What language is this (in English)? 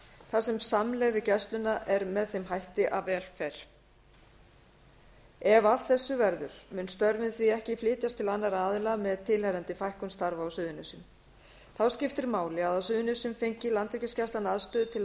Icelandic